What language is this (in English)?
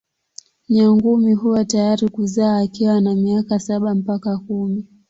Swahili